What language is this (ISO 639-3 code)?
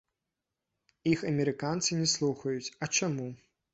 bel